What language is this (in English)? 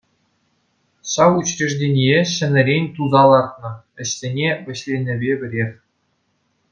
Chuvash